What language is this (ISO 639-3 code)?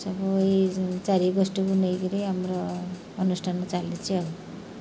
ori